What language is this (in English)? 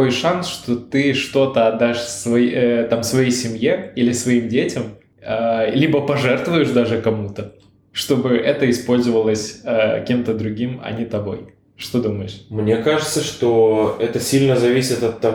Russian